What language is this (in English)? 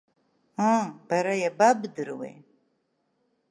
Abkhazian